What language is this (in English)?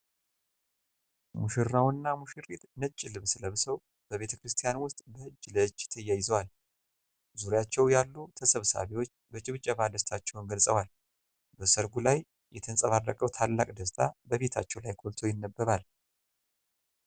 Amharic